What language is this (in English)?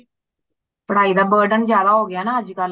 Punjabi